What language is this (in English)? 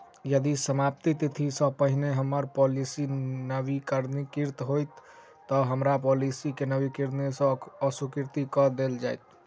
Maithili